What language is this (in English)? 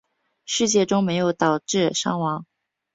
Chinese